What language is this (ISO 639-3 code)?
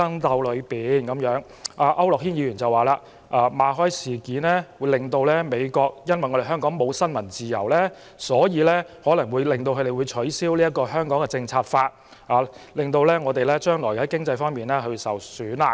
yue